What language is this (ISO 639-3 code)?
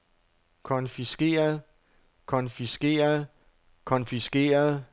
dan